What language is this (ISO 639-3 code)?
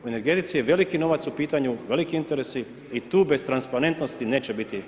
hrv